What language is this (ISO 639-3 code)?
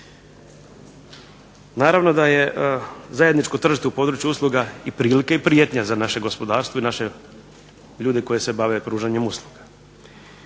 hrv